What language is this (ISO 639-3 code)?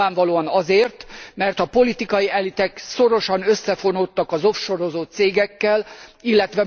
hun